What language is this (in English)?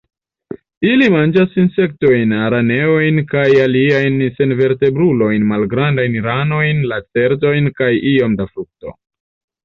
Esperanto